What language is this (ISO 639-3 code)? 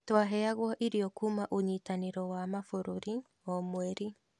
kik